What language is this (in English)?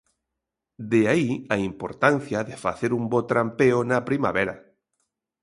Galician